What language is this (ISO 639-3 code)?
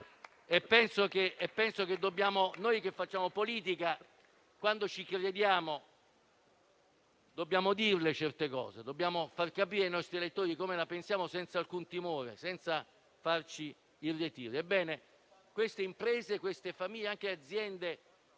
ita